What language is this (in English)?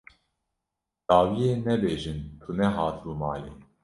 Kurdish